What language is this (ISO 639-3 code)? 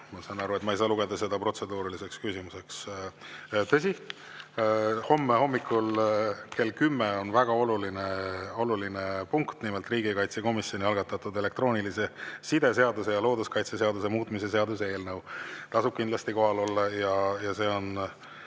est